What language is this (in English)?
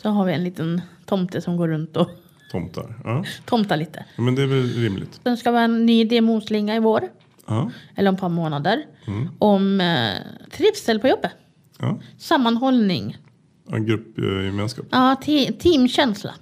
Swedish